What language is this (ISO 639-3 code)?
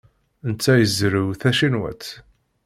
kab